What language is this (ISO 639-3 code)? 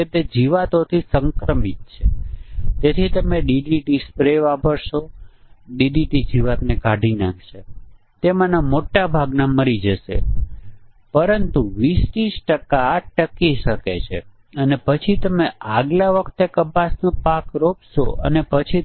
guj